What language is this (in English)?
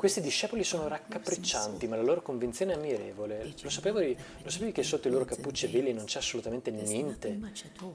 Italian